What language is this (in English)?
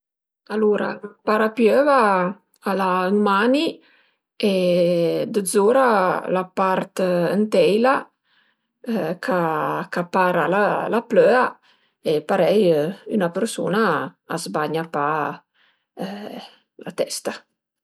Piedmontese